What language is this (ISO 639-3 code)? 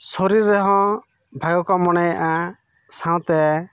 sat